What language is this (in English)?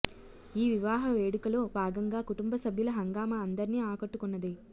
Telugu